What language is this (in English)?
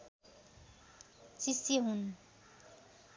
Nepali